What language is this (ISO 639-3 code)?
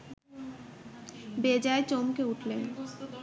ben